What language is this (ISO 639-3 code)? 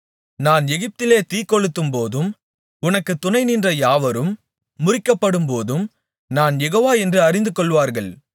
tam